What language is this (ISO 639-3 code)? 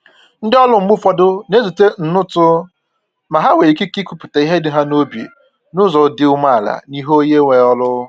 ibo